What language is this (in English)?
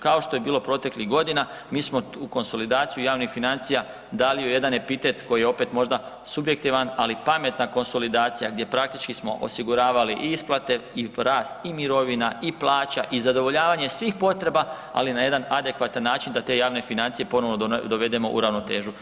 Croatian